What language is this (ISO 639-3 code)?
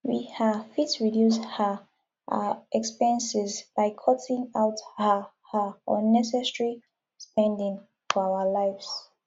pcm